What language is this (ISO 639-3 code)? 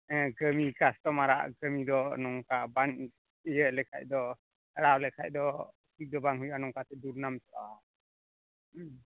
sat